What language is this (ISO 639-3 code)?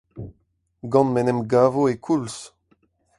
bre